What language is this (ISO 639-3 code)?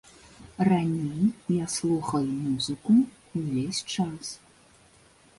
bel